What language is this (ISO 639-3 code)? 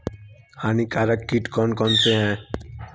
hin